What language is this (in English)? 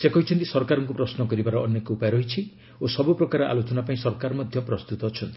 Odia